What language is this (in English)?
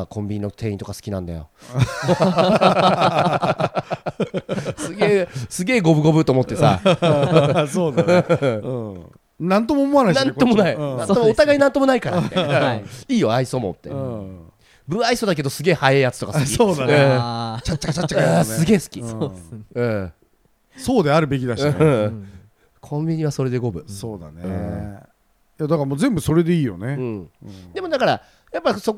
Japanese